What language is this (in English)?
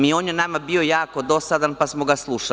Serbian